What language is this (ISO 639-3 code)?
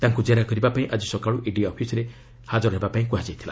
ori